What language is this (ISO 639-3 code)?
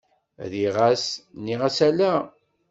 kab